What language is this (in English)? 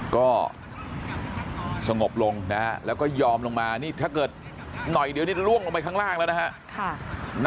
Thai